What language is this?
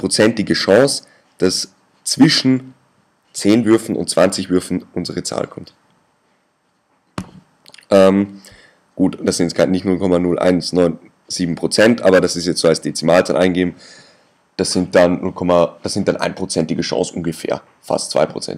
German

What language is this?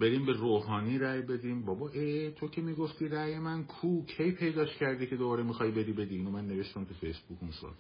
Persian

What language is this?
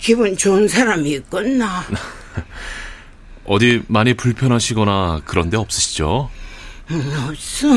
Korean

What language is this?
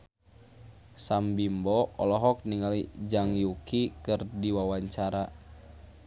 Sundanese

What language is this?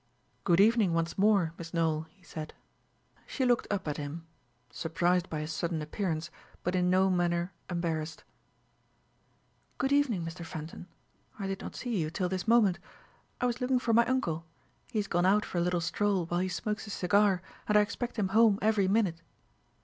English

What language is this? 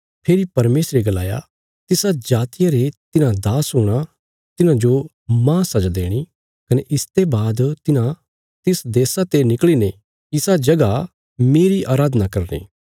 Bilaspuri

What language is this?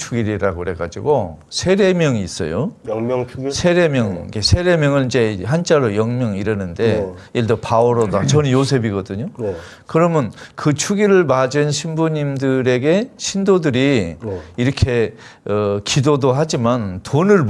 Korean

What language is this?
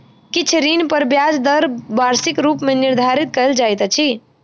Maithili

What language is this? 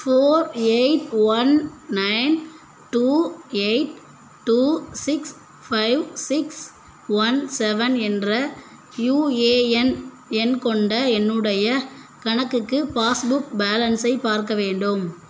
Tamil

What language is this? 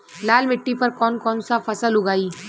Bhojpuri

